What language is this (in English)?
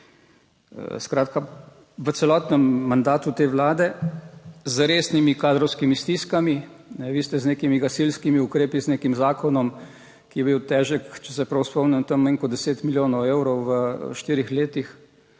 Slovenian